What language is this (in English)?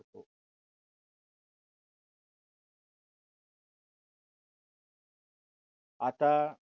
Marathi